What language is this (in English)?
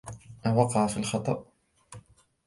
Arabic